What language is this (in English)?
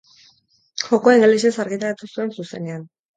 Basque